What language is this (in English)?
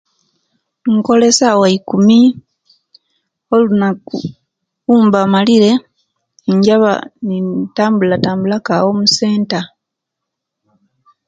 Kenyi